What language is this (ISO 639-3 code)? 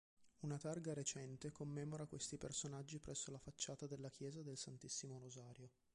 ita